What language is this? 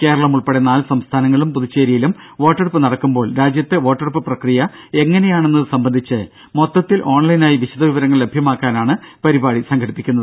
Malayalam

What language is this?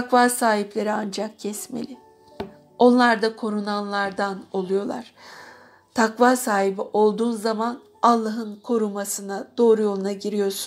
Turkish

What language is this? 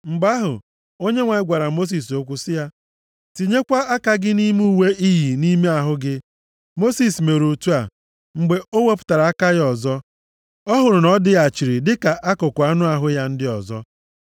Igbo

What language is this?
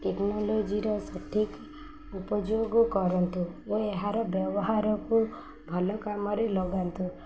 Odia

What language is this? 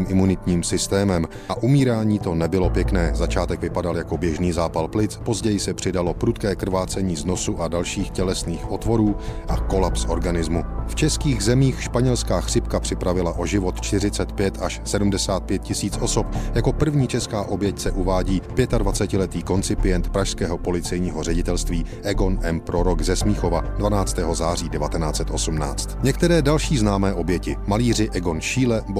Czech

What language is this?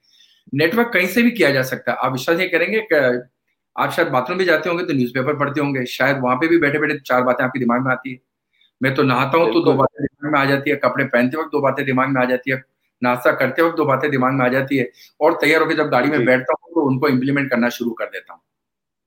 Hindi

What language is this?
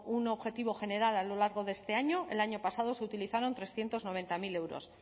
Spanish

